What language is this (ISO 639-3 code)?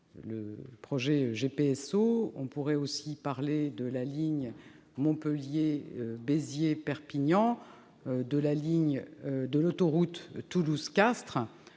fra